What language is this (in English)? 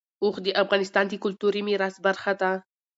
Pashto